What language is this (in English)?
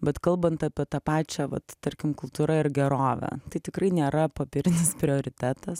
Lithuanian